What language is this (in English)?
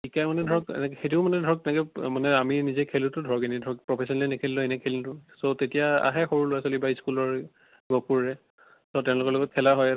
Assamese